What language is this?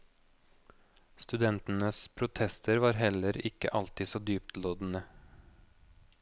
Norwegian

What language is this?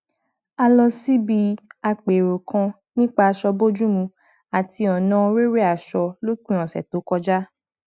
Yoruba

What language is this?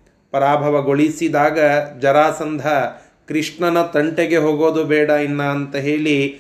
Kannada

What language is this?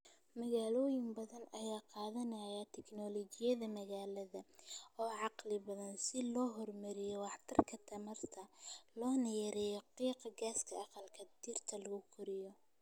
Somali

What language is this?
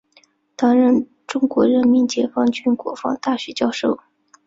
Chinese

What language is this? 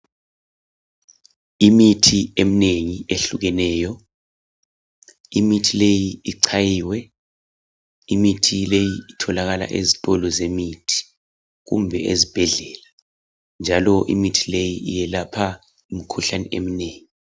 North Ndebele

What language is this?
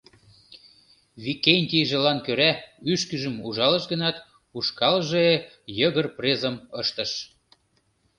Mari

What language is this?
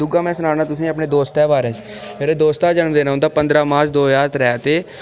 Dogri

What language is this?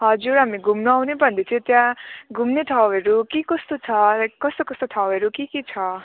Nepali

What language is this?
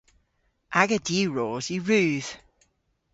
Cornish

